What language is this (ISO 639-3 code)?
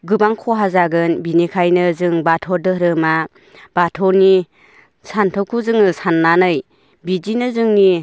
brx